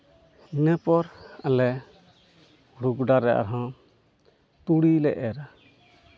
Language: Santali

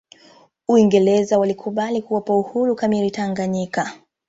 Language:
Swahili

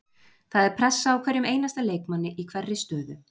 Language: Icelandic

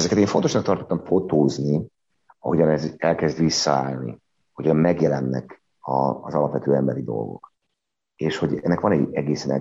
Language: Hungarian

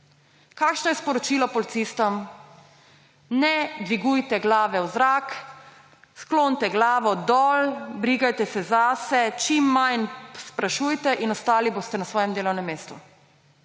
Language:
Slovenian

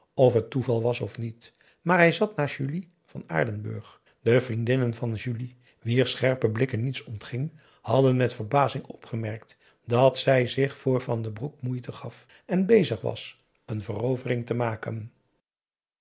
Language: Dutch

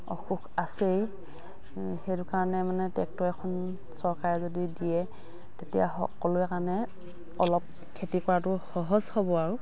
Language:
Assamese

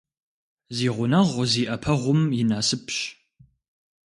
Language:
Kabardian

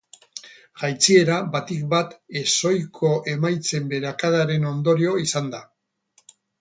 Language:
Basque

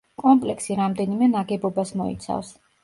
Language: Georgian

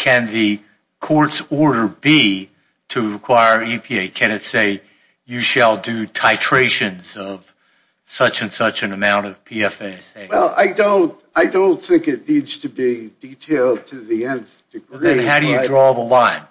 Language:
English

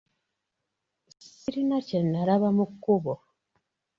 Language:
Ganda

